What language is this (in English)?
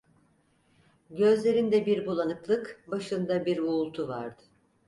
Turkish